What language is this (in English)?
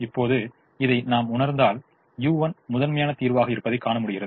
Tamil